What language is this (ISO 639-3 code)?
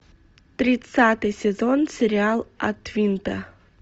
rus